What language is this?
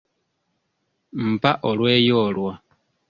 Ganda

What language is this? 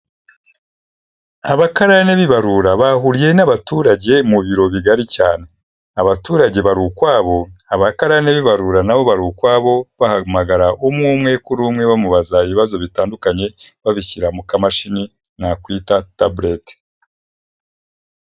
Kinyarwanda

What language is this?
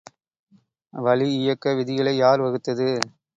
Tamil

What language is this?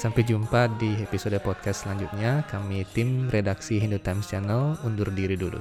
Indonesian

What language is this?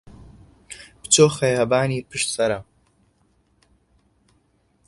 Central Kurdish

